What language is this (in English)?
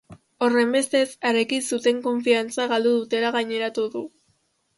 Basque